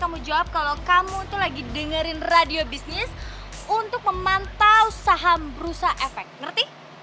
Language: Indonesian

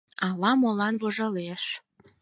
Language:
Mari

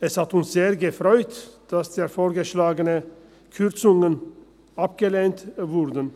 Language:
Swiss German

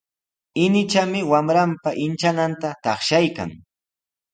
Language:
Sihuas Ancash Quechua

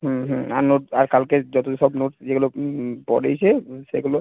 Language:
Bangla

